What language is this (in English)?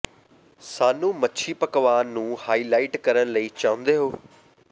Punjabi